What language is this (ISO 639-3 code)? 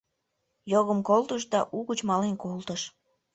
chm